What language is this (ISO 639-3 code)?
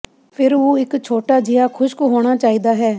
pan